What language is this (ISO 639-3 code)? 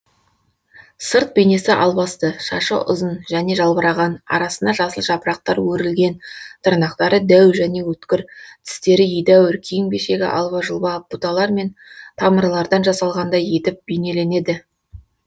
kaz